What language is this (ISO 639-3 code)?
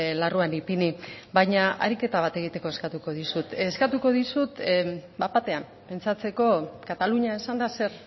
eus